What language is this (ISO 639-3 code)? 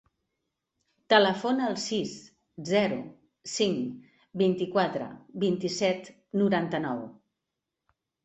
cat